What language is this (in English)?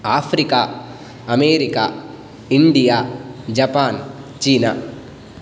Sanskrit